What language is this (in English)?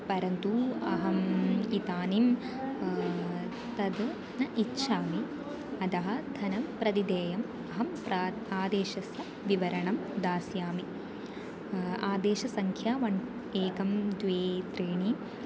Sanskrit